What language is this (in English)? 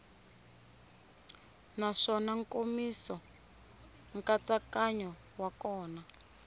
Tsonga